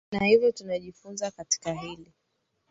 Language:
Swahili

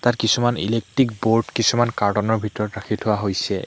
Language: Assamese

